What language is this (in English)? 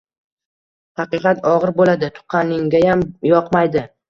Uzbek